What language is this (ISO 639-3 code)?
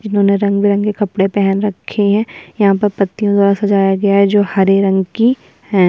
hin